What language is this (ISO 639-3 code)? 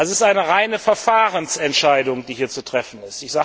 deu